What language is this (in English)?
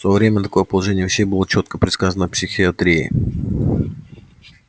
Russian